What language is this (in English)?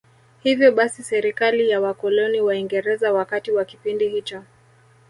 Swahili